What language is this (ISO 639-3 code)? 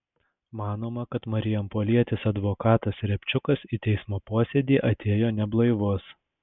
lit